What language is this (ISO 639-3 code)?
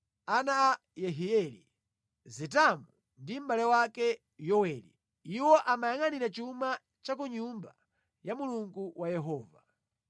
nya